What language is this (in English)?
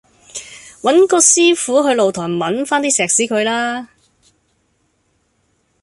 Cantonese